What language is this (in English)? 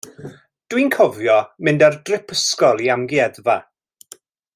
Welsh